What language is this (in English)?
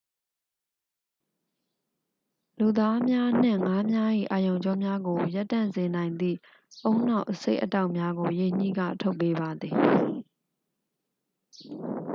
Burmese